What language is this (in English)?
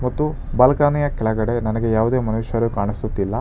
Kannada